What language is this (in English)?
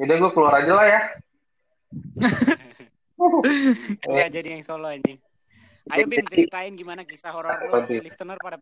Indonesian